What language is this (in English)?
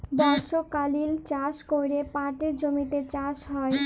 Bangla